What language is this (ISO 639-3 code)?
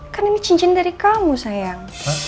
ind